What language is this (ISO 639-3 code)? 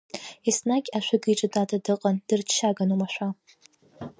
abk